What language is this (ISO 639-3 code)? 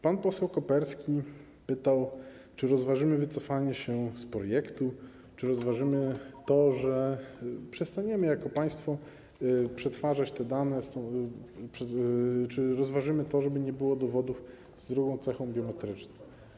pol